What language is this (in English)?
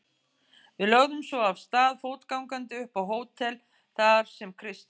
Icelandic